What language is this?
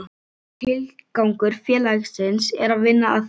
Icelandic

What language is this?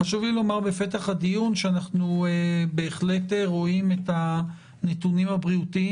Hebrew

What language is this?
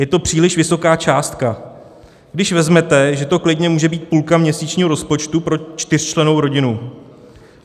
Czech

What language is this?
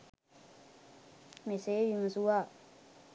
Sinhala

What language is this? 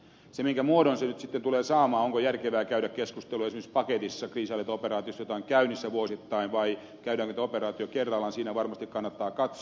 Finnish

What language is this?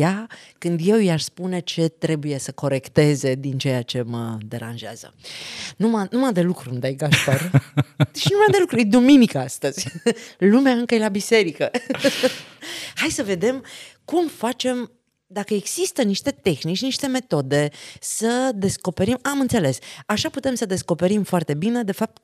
Romanian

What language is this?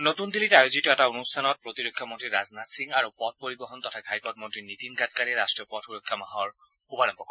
Assamese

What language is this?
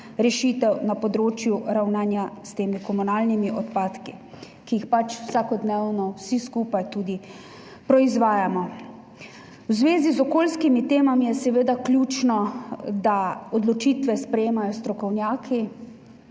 Slovenian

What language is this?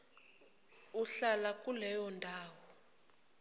Zulu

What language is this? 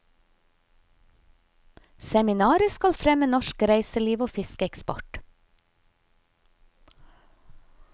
Norwegian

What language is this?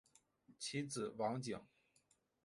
Chinese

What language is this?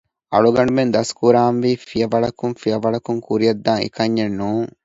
Divehi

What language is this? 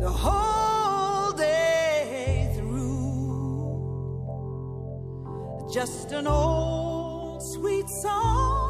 Hebrew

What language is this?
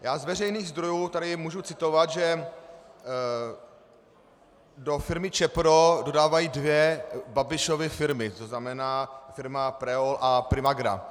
Czech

